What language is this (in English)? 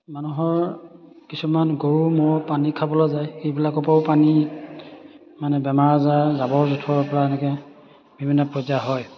Assamese